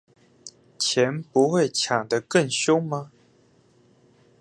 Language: Chinese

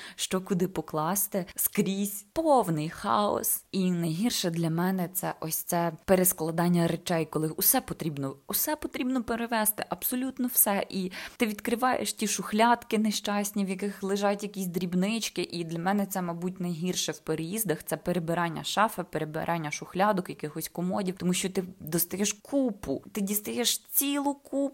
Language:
Ukrainian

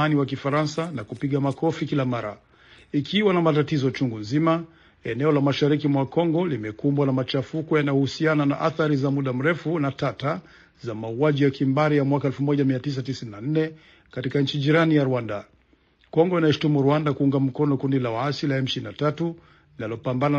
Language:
Swahili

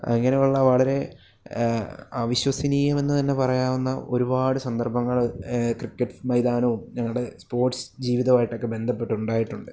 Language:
Malayalam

